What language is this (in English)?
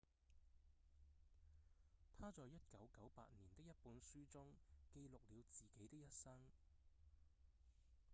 Cantonese